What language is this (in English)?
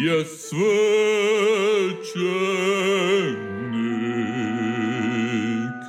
Croatian